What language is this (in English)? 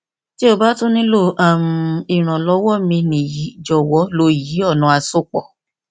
Yoruba